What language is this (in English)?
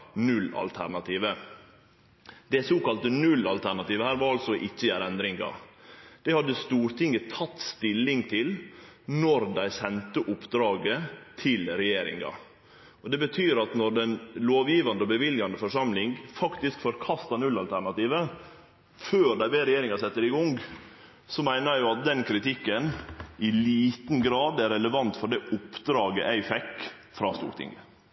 Norwegian Nynorsk